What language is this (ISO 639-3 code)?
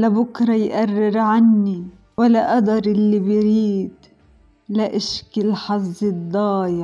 ara